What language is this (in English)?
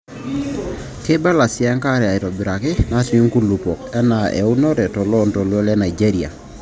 Masai